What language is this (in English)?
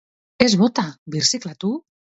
Basque